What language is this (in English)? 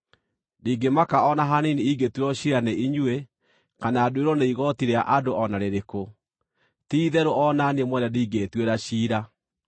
Kikuyu